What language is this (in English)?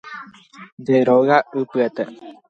Guarani